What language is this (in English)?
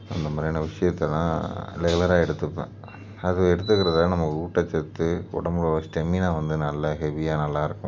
Tamil